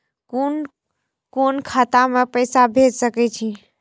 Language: Maithili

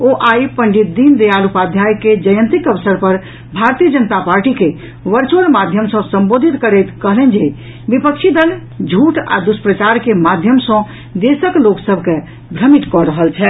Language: Maithili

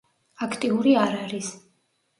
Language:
Georgian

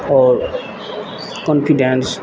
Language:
Maithili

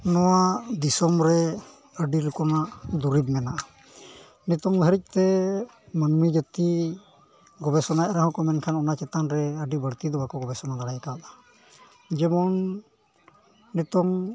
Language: Santali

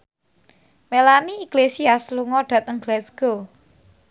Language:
Javanese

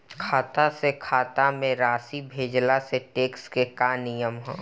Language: Bhojpuri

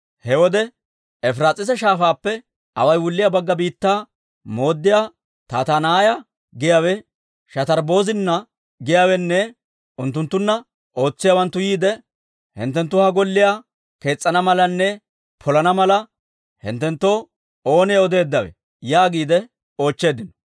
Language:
Dawro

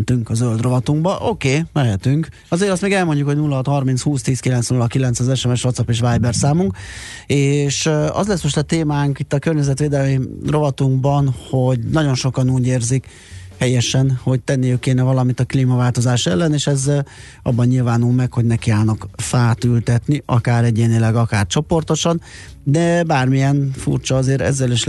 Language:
Hungarian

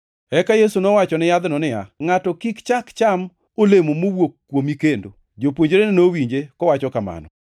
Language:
Luo (Kenya and Tanzania)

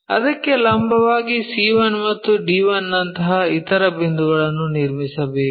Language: Kannada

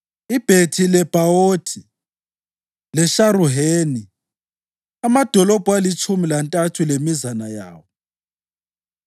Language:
North Ndebele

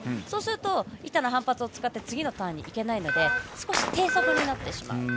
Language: Japanese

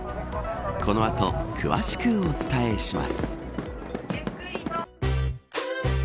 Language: Japanese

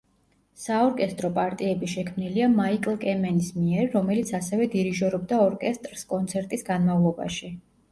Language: Georgian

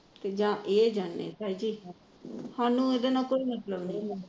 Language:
Punjabi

